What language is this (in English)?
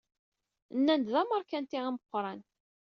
Kabyle